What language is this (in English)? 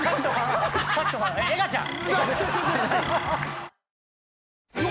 Japanese